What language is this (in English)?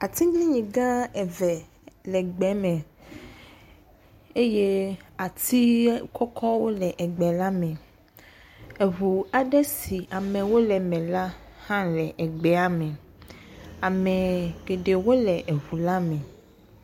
Ewe